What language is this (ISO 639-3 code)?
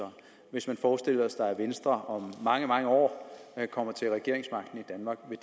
dan